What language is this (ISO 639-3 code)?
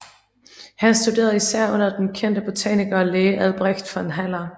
dan